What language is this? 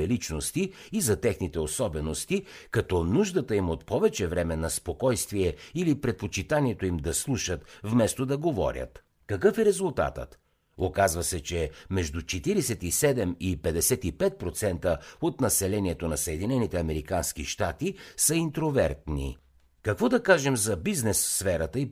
Bulgarian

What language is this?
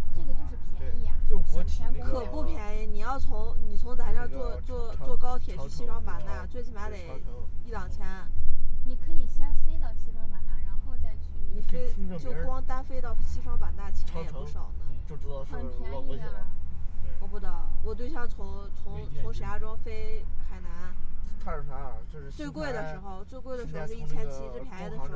Chinese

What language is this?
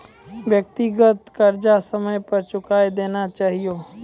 Maithili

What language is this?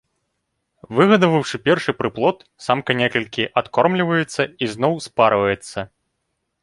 Belarusian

